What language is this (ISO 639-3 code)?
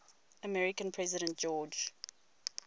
eng